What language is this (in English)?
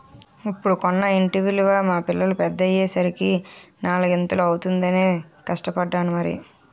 Telugu